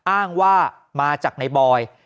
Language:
Thai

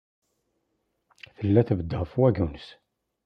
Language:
Kabyle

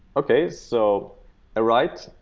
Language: English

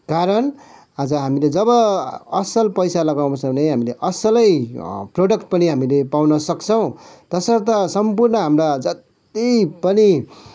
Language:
Nepali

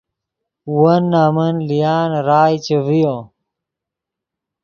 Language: Yidgha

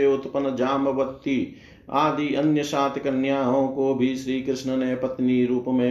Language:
Hindi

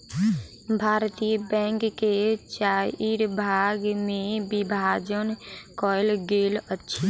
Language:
Maithili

